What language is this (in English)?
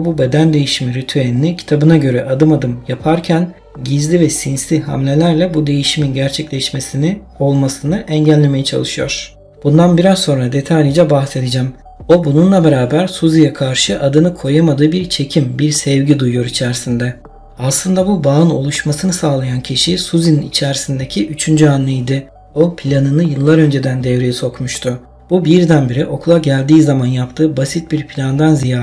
Turkish